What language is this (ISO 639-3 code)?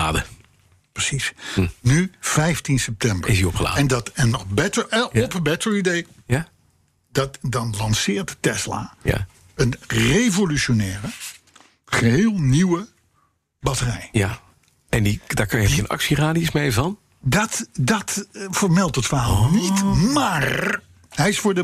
nld